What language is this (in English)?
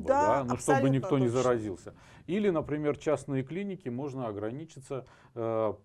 Russian